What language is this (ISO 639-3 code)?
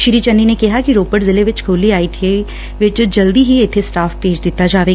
pan